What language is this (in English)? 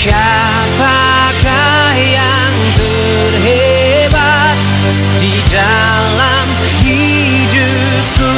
Indonesian